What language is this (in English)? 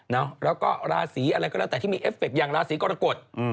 Thai